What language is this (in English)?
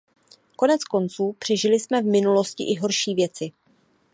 Czech